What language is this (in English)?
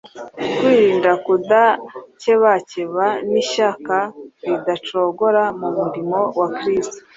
Kinyarwanda